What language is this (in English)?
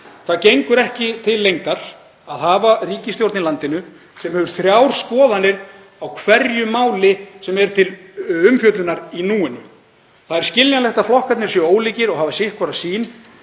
Icelandic